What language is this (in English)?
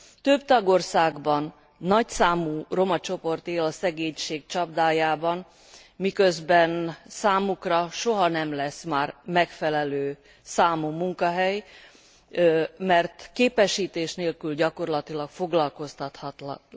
Hungarian